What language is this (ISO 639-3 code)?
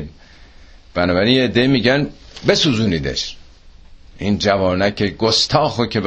fas